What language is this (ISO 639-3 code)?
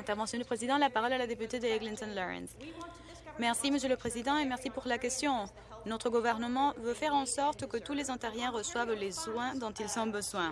fra